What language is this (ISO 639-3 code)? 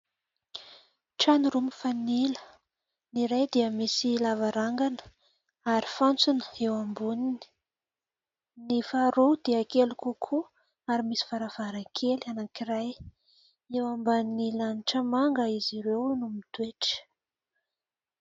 mlg